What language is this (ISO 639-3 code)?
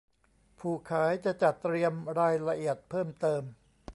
tha